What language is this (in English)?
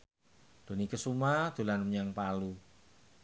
Javanese